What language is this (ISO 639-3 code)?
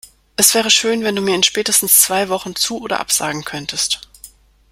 deu